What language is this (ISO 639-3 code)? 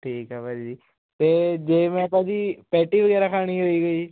pan